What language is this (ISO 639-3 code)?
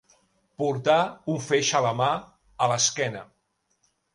cat